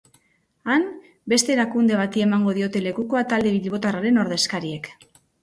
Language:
Basque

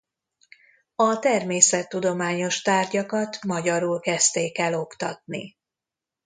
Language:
Hungarian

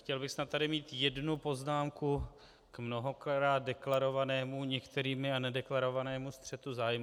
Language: Czech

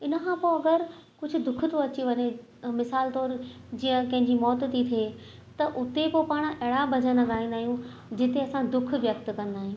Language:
Sindhi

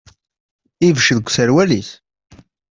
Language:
Kabyle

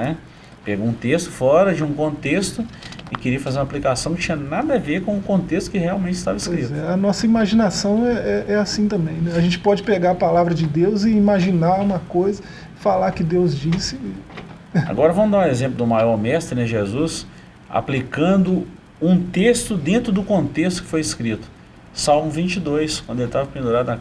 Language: Portuguese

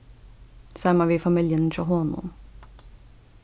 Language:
Faroese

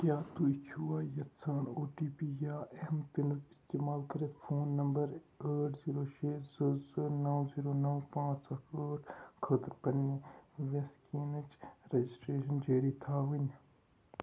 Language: Kashmiri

